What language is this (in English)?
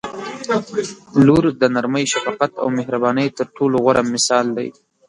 Pashto